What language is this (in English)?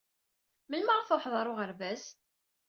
Kabyle